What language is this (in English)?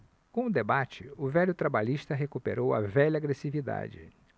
Portuguese